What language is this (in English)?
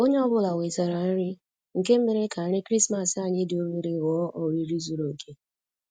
Igbo